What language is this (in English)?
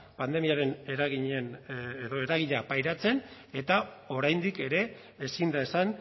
Basque